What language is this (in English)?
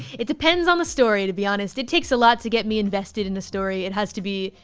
English